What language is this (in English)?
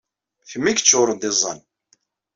Kabyle